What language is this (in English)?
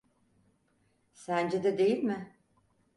Turkish